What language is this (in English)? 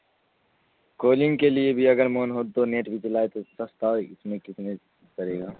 Urdu